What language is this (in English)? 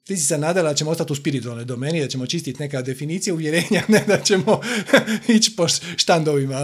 Croatian